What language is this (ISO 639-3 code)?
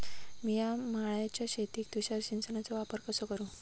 mar